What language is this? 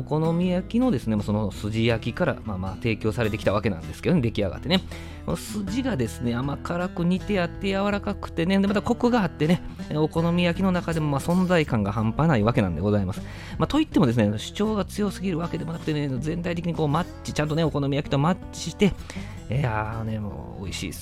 Japanese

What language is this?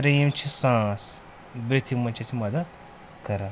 Kashmiri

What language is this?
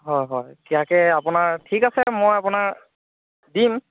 Assamese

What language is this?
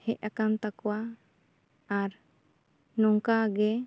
Santali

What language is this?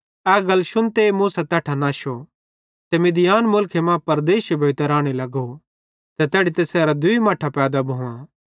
Bhadrawahi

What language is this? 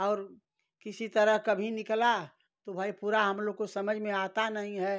Hindi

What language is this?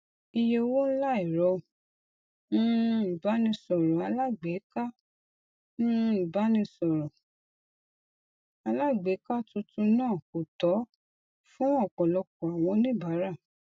Yoruba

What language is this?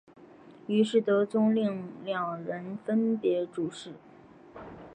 Chinese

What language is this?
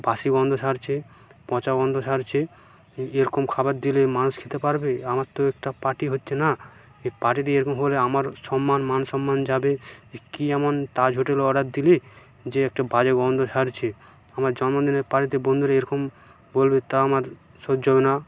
Bangla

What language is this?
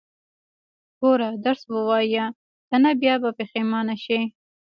Pashto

